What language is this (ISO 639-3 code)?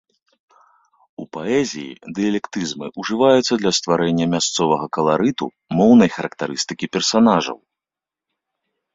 bel